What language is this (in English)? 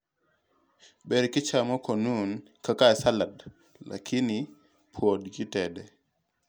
Luo (Kenya and Tanzania)